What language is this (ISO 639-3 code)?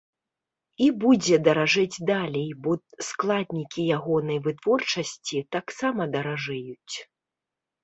bel